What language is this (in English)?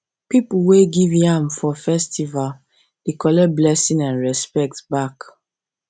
Nigerian Pidgin